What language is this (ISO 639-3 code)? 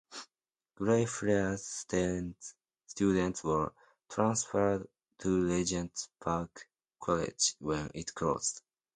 eng